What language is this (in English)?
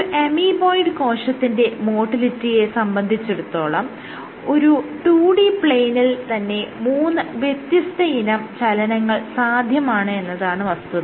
Malayalam